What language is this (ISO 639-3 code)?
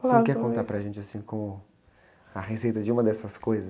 por